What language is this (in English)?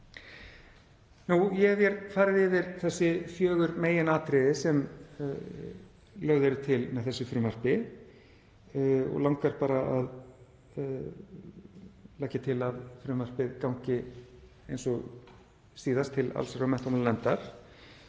Icelandic